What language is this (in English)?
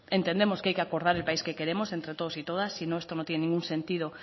Spanish